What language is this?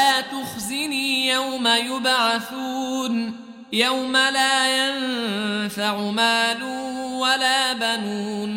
Arabic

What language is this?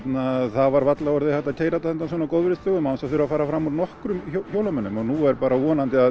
Icelandic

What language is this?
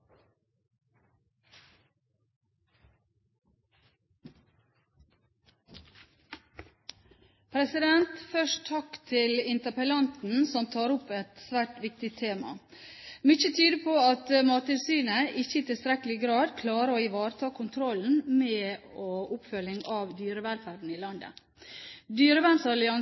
Norwegian Bokmål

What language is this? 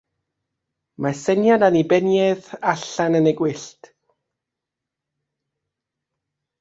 Welsh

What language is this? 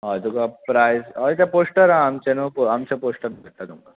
Konkani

